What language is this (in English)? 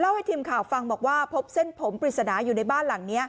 Thai